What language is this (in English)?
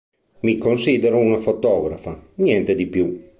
Italian